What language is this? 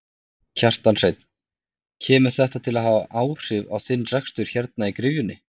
Icelandic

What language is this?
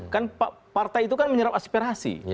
Indonesian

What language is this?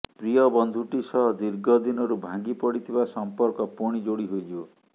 Odia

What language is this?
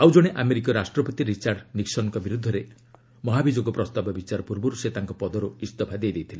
Odia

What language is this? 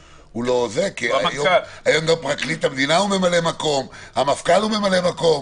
Hebrew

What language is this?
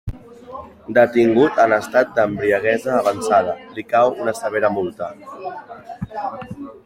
Catalan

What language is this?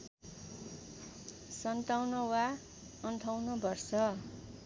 Nepali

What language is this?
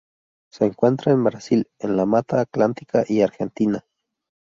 Spanish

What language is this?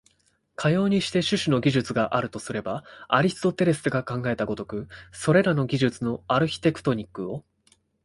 Japanese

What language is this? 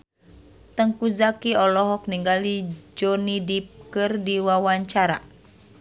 Sundanese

